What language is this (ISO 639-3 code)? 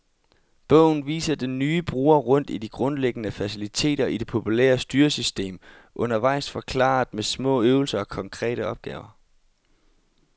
dan